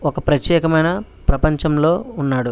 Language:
Telugu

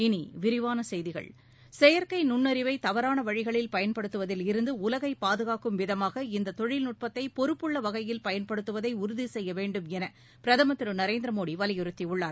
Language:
Tamil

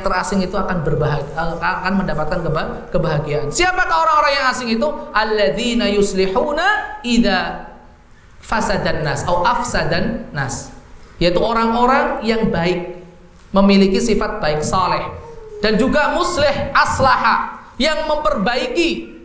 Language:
Indonesian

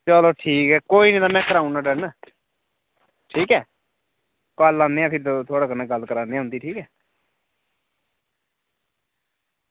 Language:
Dogri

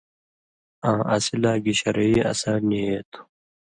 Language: Indus Kohistani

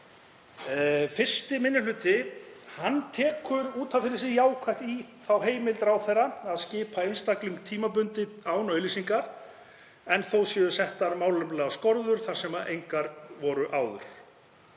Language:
Icelandic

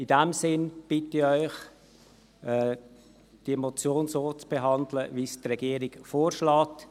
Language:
Swiss German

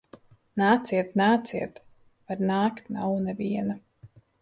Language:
Latvian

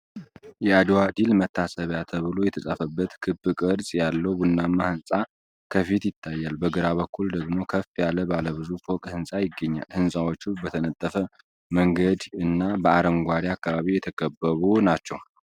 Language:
Amharic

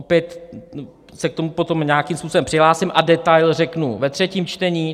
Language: Czech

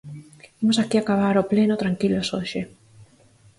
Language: Galician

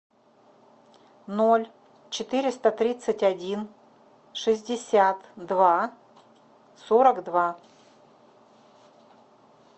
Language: Russian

